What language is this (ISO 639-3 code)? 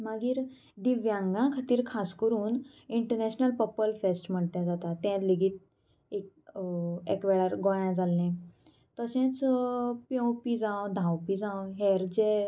kok